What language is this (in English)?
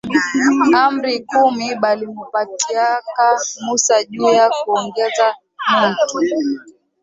Swahili